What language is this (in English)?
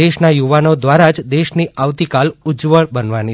Gujarati